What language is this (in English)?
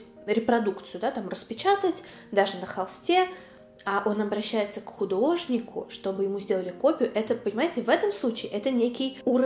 Russian